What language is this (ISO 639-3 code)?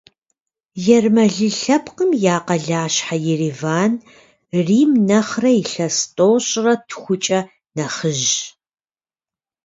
kbd